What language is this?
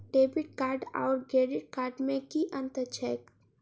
Maithili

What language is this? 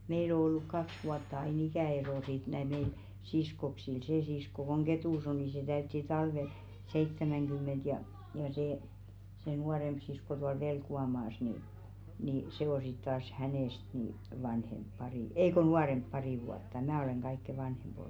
Finnish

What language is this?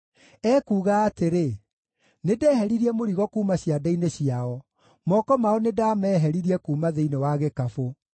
Kikuyu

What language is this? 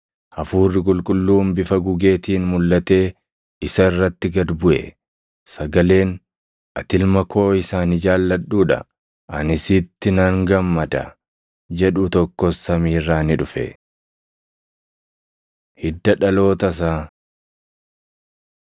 Oromo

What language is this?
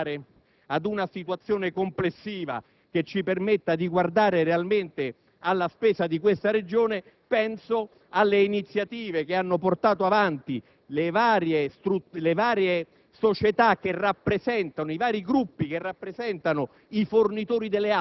Italian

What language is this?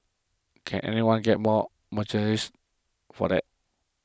English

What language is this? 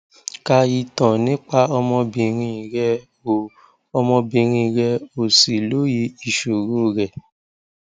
Yoruba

